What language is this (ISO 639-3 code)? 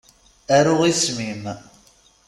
kab